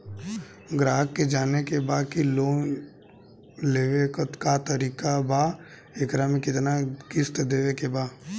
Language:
Bhojpuri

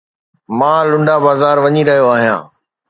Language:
Sindhi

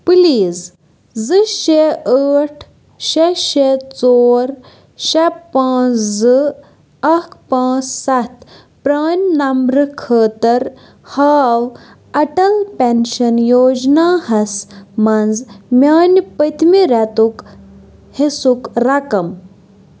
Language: Kashmiri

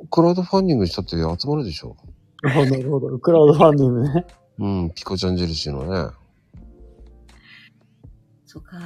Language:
Japanese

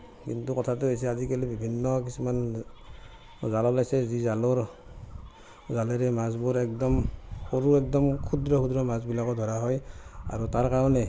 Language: Assamese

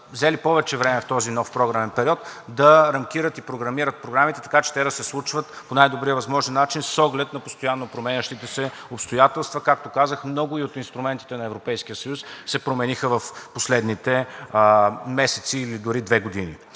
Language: Bulgarian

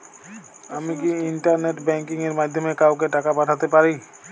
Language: Bangla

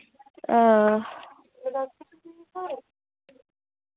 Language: Dogri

